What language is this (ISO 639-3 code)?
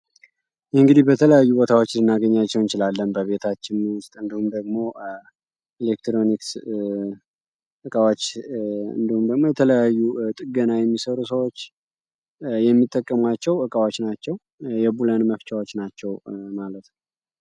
amh